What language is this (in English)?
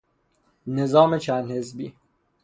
Persian